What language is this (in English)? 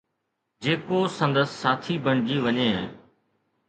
Sindhi